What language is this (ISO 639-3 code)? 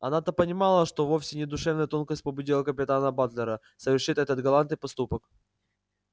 rus